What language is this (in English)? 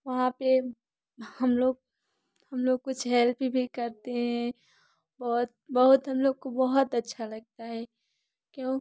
Hindi